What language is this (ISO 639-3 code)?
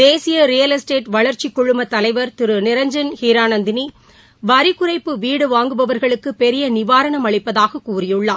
tam